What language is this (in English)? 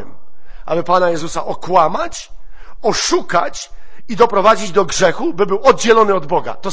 Polish